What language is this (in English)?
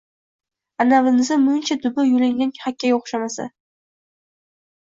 Uzbek